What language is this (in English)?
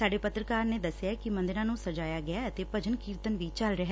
Punjabi